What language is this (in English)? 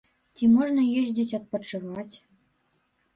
Belarusian